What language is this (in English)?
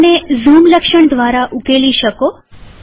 Gujarati